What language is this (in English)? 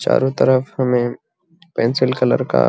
Magahi